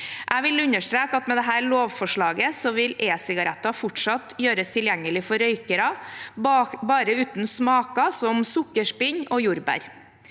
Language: Norwegian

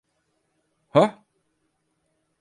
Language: Turkish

